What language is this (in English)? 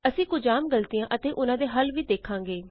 Punjabi